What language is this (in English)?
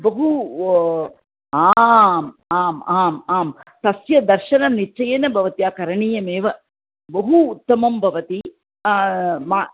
Sanskrit